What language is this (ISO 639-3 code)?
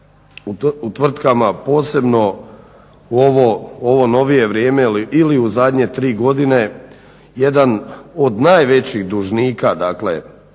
hrv